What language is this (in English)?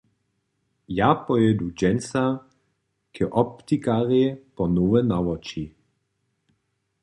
Upper Sorbian